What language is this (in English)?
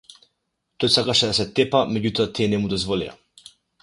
Macedonian